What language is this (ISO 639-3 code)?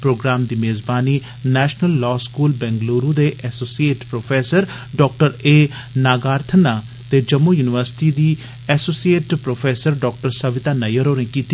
doi